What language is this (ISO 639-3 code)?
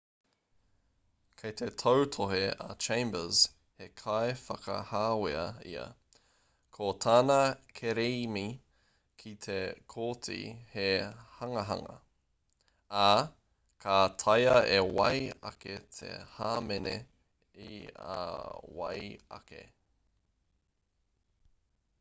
mri